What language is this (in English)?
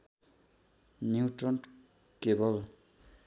Nepali